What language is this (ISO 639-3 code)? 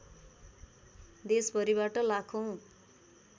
nep